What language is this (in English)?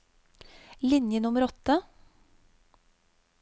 Norwegian